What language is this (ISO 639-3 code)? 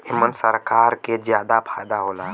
bho